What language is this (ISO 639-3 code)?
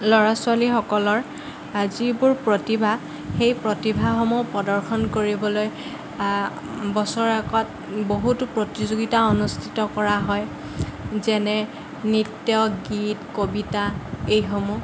asm